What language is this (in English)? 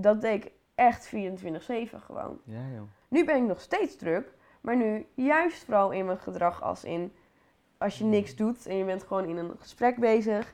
Dutch